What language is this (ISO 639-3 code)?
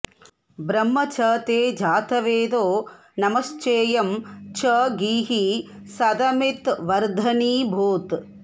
san